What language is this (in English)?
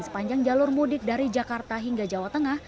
Indonesian